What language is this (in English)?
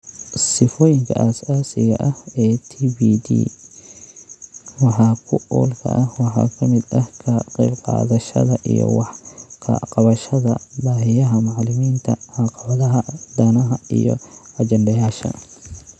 Somali